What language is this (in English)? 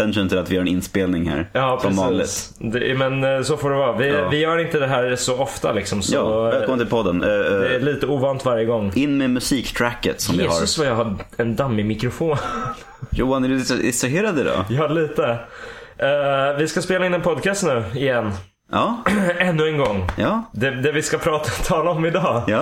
Swedish